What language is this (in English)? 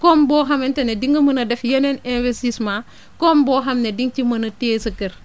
Wolof